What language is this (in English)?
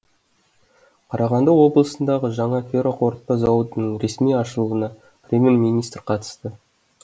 Kazakh